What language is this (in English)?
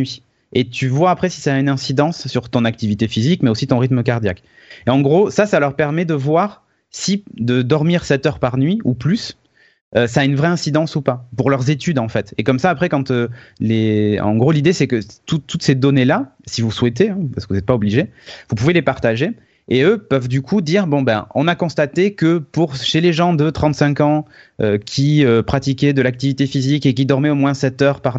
French